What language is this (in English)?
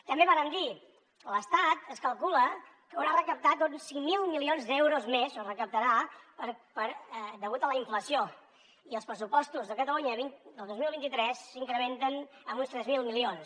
Catalan